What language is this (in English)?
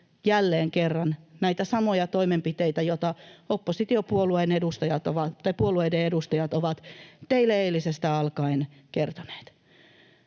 Finnish